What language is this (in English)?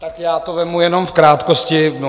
Czech